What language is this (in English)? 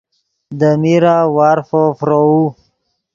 Yidgha